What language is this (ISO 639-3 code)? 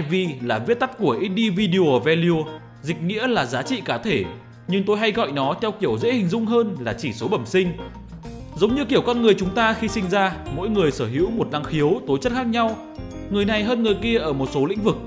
vie